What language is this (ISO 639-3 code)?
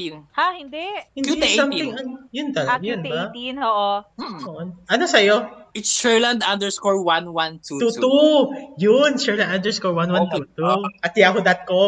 fil